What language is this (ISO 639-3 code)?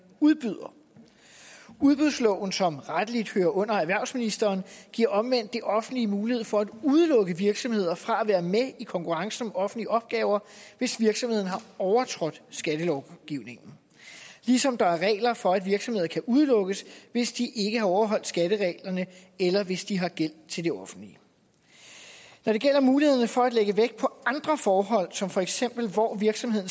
dan